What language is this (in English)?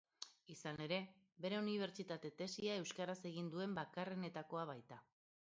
Basque